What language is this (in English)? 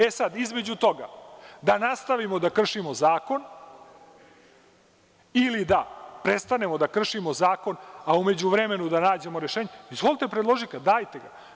Serbian